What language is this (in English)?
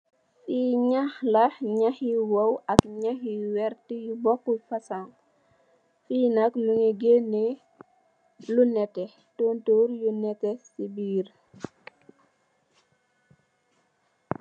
Wolof